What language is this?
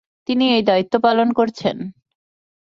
Bangla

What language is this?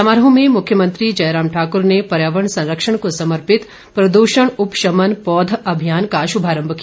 Hindi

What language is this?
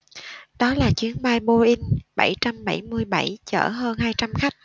Vietnamese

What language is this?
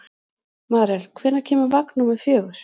Icelandic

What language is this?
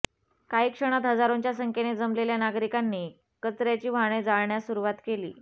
Marathi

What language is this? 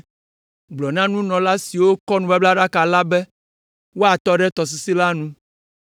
Ewe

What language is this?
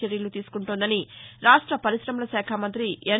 Telugu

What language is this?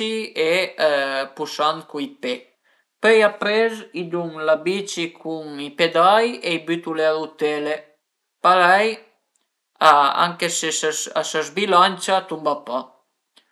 Piedmontese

